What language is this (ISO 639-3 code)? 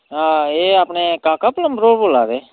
doi